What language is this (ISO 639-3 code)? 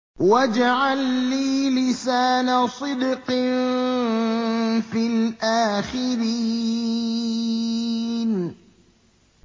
ara